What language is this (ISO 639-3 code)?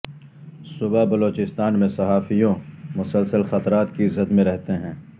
urd